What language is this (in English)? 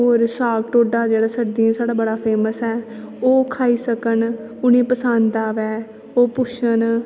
Dogri